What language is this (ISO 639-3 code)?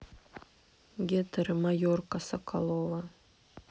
rus